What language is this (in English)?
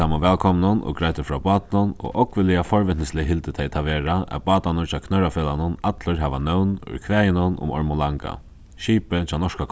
Faroese